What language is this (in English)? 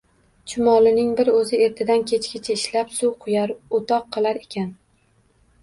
Uzbek